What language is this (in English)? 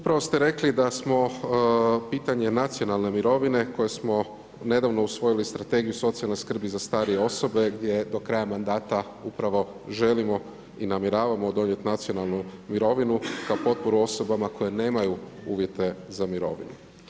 Croatian